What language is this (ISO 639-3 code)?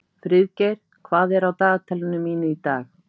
isl